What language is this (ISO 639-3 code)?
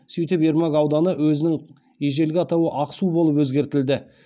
kaz